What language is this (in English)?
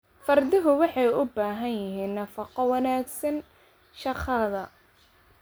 Somali